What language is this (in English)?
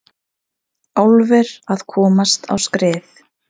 Icelandic